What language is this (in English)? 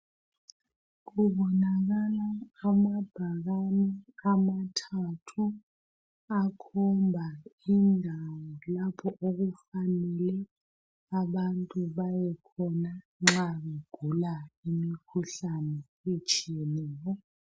North Ndebele